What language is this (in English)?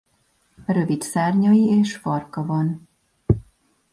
Hungarian